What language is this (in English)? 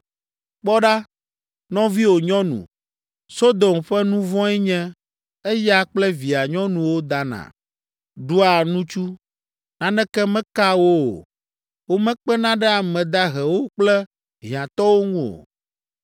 Ewe